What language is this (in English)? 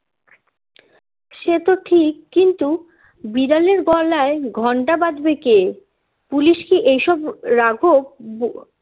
Bangla